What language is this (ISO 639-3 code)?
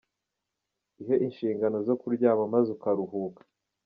kin